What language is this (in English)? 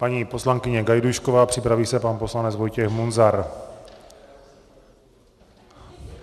Czech